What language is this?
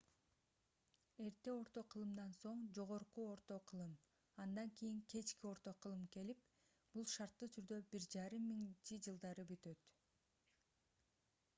Kyrgyz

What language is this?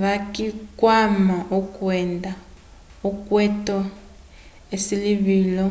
Umbundu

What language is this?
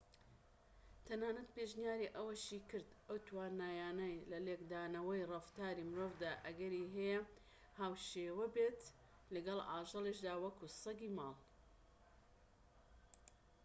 Central Kurdish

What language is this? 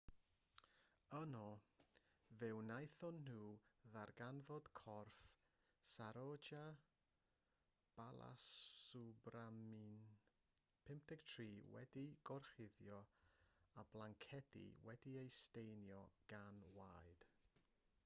Welsh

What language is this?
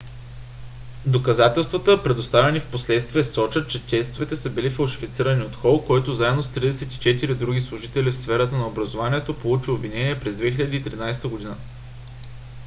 Bulgarian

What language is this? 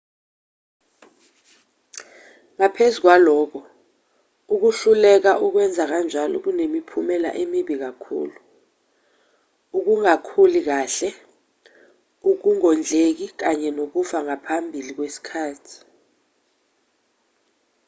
Zulu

